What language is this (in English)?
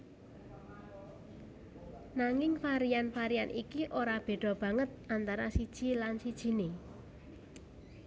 Javanese